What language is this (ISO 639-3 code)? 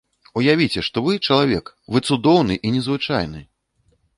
bel